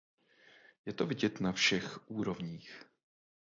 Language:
Czech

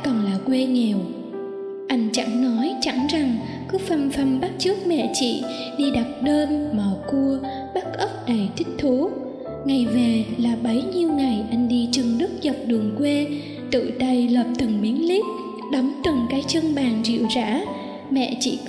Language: Vietnamese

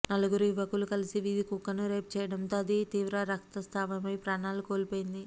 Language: Telugu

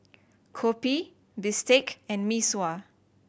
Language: English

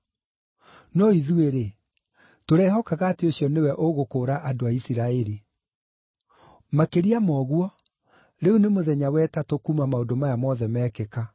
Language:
Kikuyu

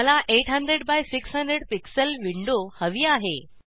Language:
Marathi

